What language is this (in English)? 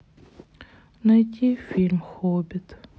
Russian